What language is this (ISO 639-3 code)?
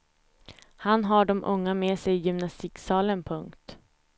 swe